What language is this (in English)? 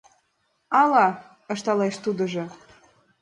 Mari